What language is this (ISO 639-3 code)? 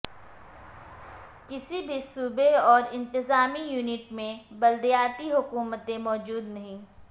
urd